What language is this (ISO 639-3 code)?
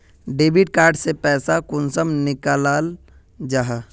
mag